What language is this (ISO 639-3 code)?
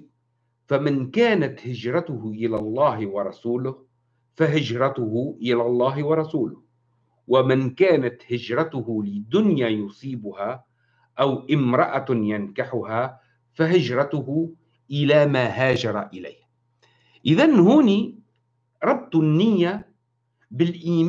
ara